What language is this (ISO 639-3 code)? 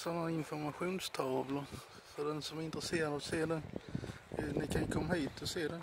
swe